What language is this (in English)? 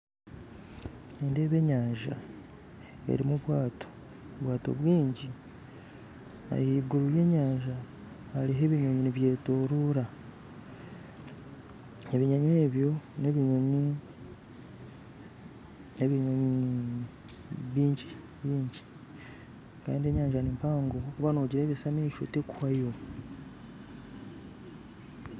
Nyankole